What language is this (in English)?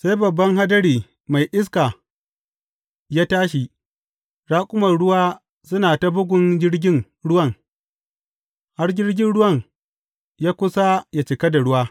Hausa